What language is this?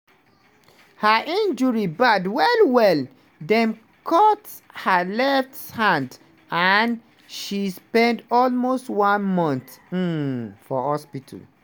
Nigerian Pidgin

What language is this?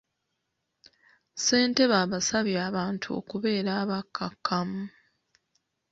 Ganda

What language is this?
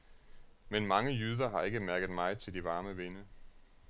Danish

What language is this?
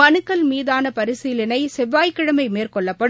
Tamil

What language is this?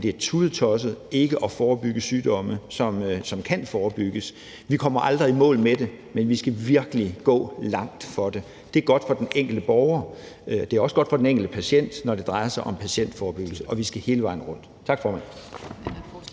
Danish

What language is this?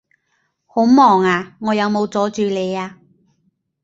Cantonese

